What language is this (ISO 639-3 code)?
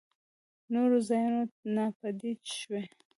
pus